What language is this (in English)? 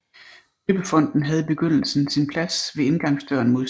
Danish